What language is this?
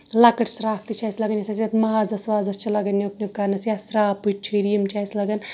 Kashmiri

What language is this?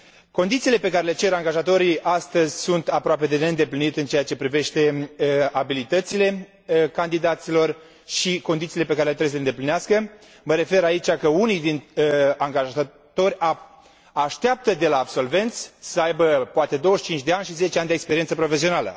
Romanian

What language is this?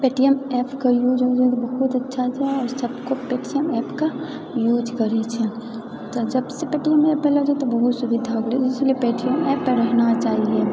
Maithili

